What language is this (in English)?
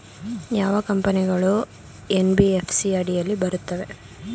Kannada